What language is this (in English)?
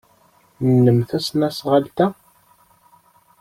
Kabyle